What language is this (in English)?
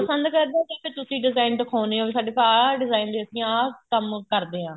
Punjabi